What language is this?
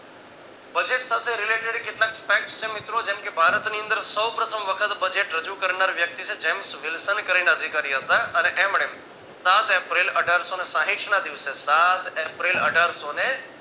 Gujarati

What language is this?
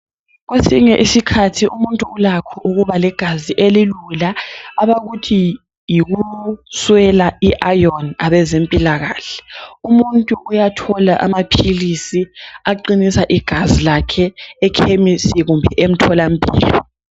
North Ndebele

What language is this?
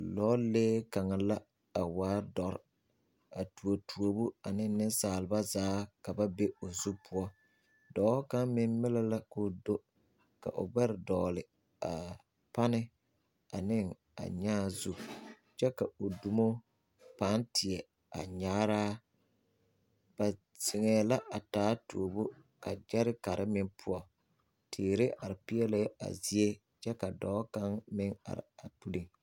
Southern Dagaare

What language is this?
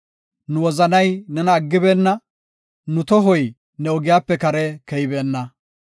Gofa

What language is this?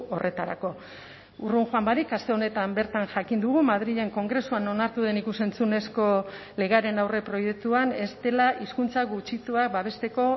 Basque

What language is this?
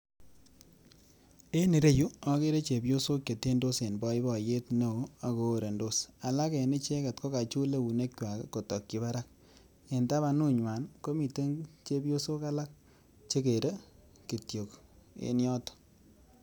Kalenjin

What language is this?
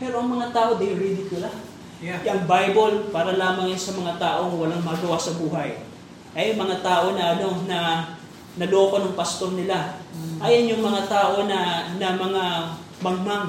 Filipino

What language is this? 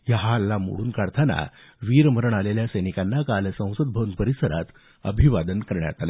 Marathi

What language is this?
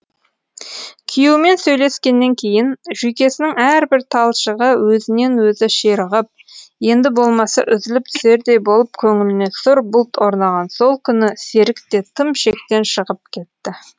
Kazakh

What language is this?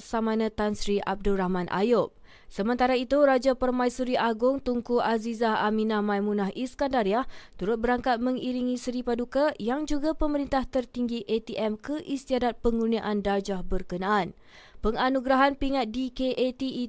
Malay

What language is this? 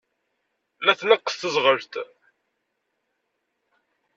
Kabyle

